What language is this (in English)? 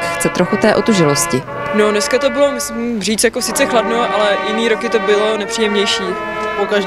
Czech